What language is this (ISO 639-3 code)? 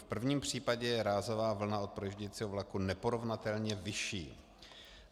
ces